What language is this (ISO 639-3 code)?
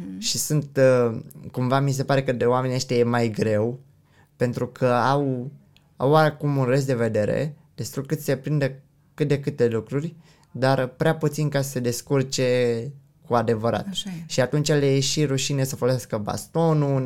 ron